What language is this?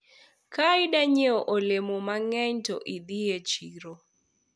Luo (Kenya and Tanzania)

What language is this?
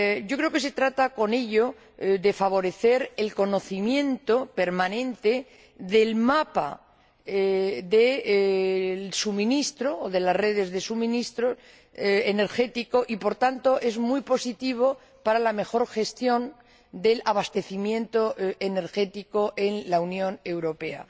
Spanish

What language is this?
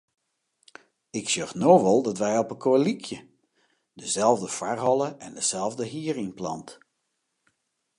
Western Frisian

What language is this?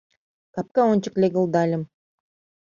Mari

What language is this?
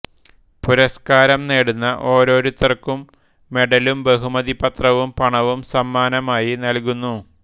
Malayalam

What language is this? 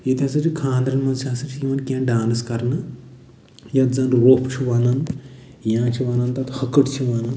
Kashmiri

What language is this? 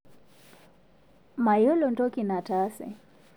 Masai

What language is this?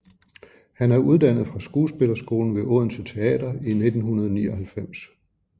Danish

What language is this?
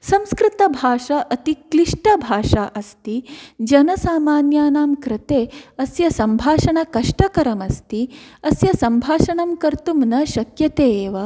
Sanskrit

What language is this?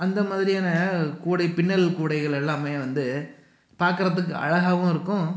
Tamil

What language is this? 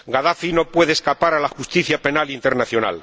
Spanish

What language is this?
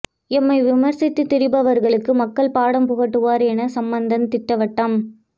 Tamil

